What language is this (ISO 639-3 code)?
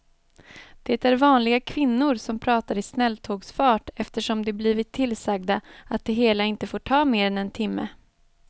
swe